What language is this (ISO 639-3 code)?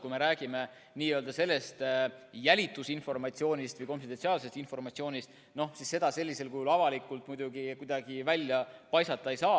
est